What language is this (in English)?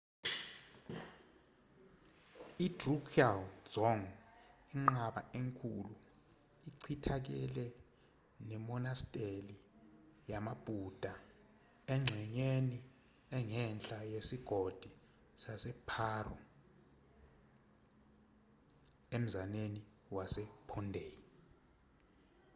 Zulu